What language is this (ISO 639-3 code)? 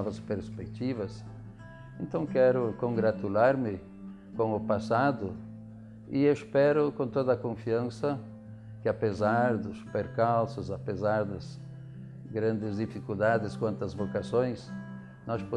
por